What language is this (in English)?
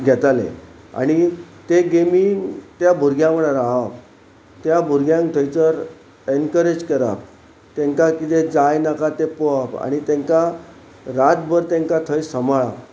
Konkani